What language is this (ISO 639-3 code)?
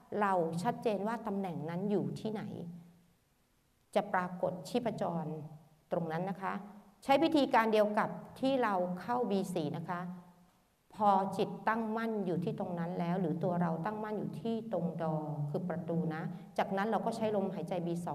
tha